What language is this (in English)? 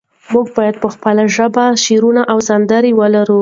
Pashto